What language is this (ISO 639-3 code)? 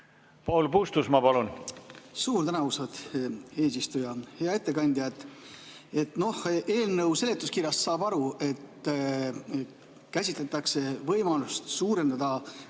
est